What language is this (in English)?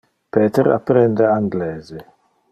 Interlingua